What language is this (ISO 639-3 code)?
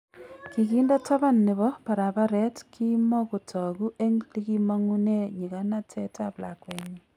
kln